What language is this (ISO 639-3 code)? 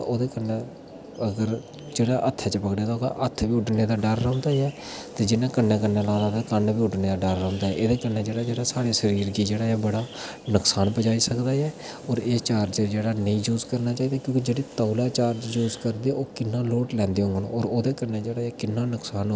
doi